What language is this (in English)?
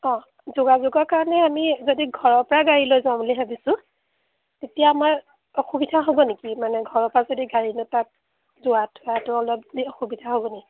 Assamese